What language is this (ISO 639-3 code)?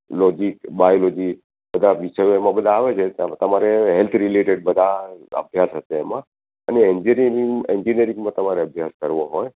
guj